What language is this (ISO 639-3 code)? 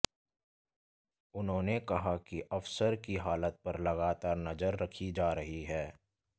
hin